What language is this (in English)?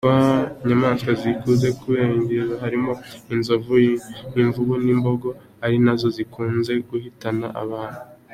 Kinyarwanda